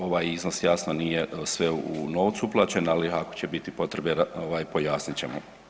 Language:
Croatian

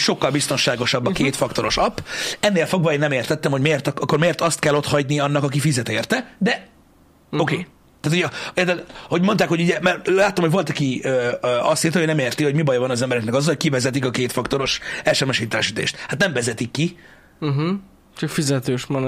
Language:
Hungarian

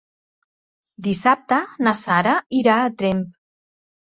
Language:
Catalan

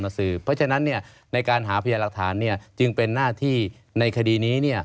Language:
Thai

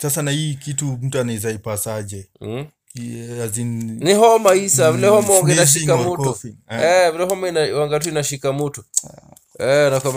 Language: Swahili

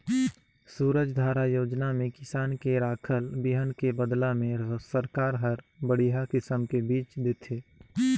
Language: Chhattisgarhi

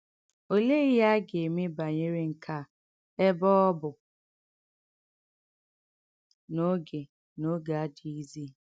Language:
Igbo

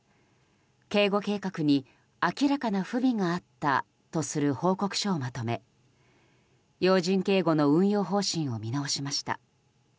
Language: Japanese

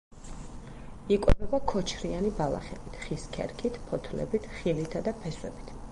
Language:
Georgian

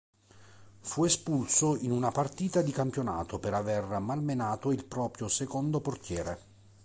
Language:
Italian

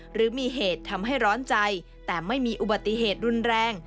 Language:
Thai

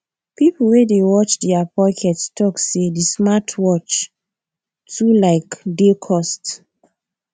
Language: Nigerian Pidgin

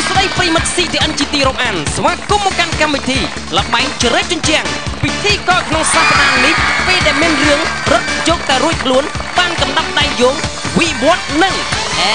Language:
Thai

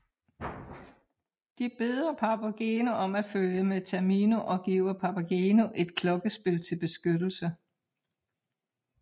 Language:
Danish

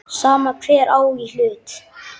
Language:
Icelandic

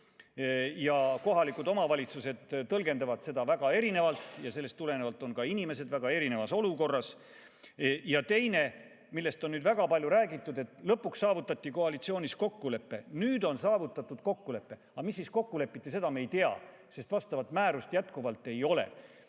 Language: Estonian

